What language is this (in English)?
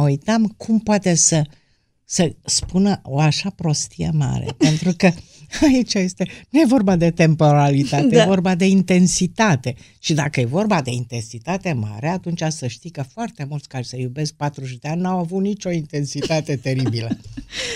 Romanian